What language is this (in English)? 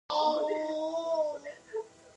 Pashto